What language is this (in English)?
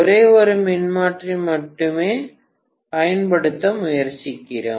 Tamil